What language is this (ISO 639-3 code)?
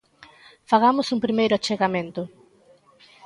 glg